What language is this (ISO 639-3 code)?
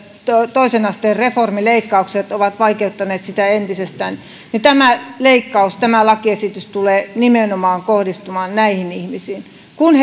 fin